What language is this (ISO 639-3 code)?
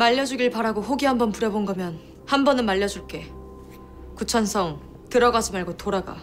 kor